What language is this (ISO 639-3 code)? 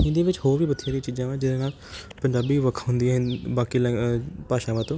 pan